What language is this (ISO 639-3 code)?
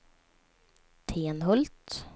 swe